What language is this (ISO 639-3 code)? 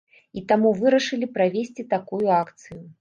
bel